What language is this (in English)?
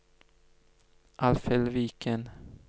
Norwegian